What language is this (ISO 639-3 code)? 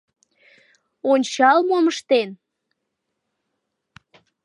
chm